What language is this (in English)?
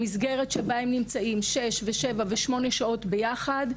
Hebrew